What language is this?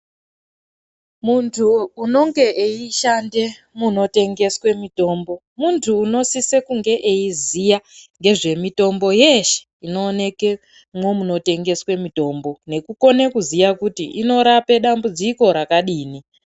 Ndau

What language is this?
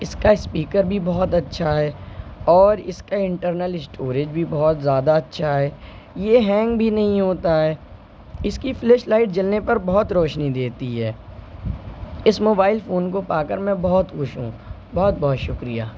Urdu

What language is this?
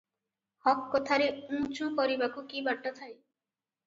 Odia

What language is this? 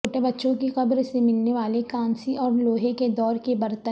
Urdu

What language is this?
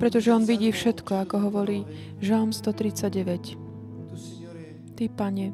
Slovak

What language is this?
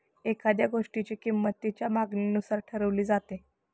Marathi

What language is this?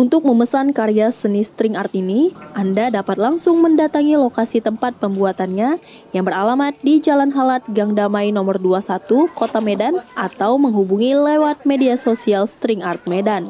Indonesian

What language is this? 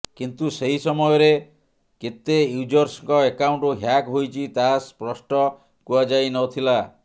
Odia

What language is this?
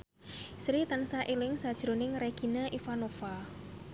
Javanese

